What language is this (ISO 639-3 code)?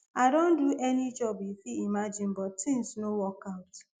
pcm